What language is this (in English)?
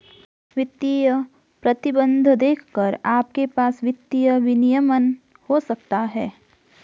Hindi